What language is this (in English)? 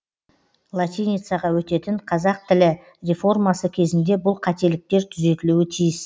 Kazakh